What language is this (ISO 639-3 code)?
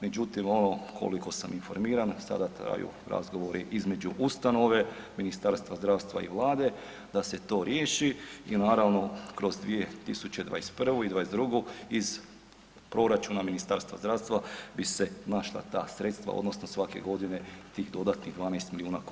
hrv